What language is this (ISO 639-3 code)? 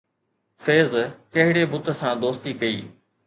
snd